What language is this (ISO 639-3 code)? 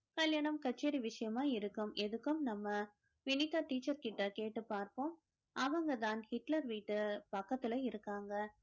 tam